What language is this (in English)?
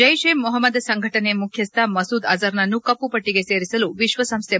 Kannada